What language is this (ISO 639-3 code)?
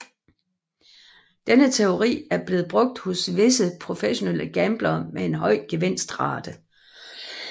dan